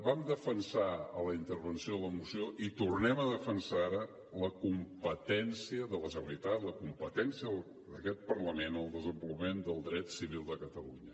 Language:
Catalan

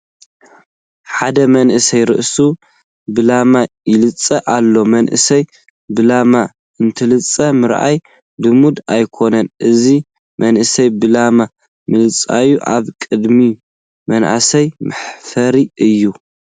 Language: Tigrinya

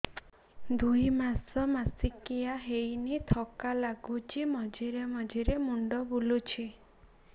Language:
Odia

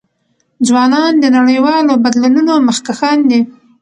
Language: Pashto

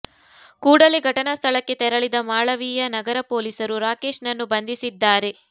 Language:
Kannada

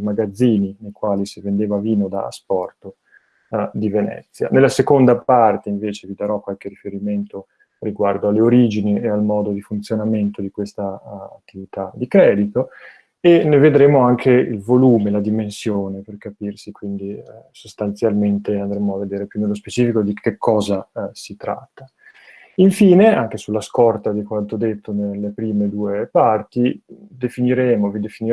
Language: Italian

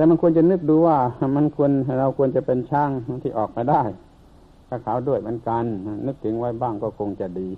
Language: Thai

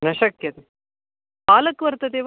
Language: Sanskrit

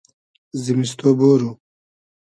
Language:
Hazaragi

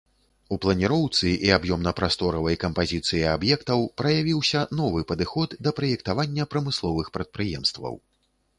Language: Belarusian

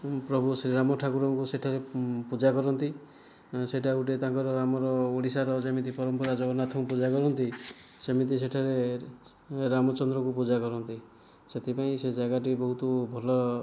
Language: Odia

